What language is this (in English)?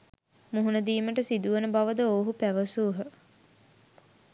Sinhala